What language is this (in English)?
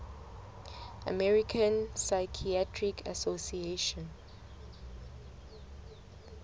Southern Sotho